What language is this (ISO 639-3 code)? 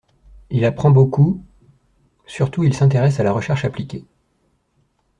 fra